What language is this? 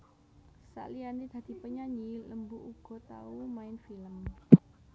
Javanese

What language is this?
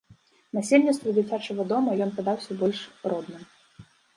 Belarusian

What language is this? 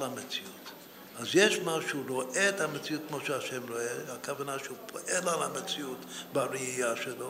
Hebrew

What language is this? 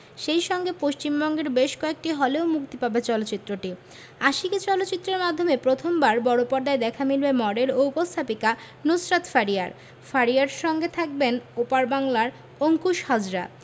Bangla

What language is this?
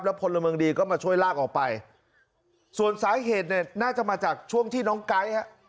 Thai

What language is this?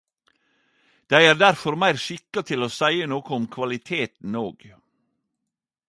Norwegian Nynorsk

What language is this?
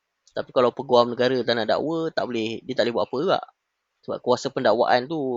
Malay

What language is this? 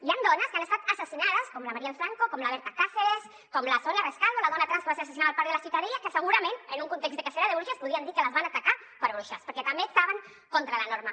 Catalan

